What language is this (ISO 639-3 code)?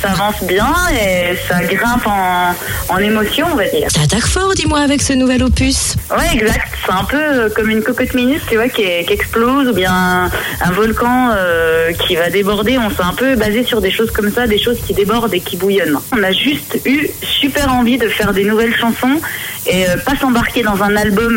fra